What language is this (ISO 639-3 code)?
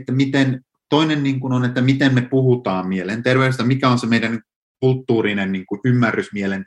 fin